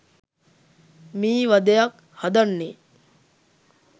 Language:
Sinhala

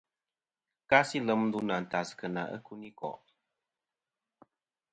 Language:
Kom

